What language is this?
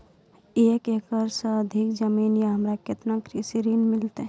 Maithili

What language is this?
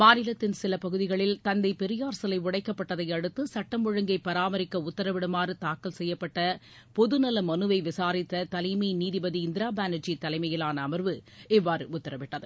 Tamil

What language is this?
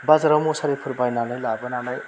Bodo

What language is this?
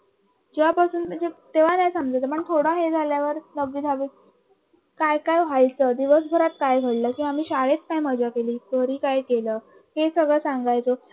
Marathi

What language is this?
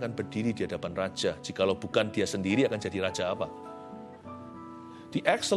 Indonesian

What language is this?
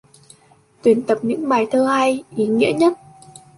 Vietnamese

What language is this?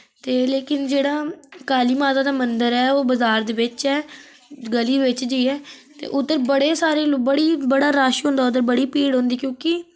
Dogri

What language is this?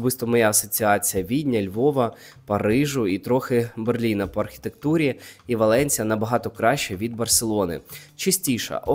Ukrainian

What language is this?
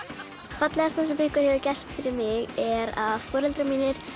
Icelandic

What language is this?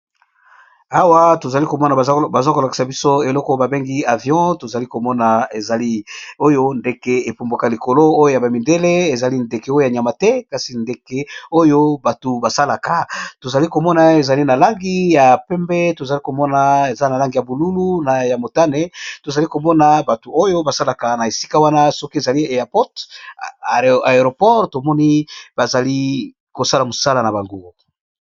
Lingala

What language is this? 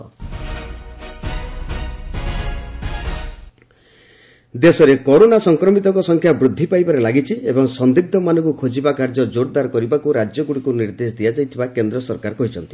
Odia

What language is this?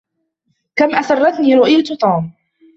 Arabic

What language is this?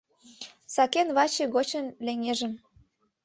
Mari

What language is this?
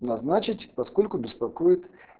Russian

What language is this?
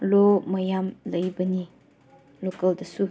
Manipuri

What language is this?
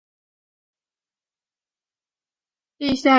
Chinese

